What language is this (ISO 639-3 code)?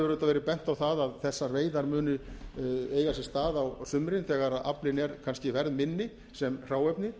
isl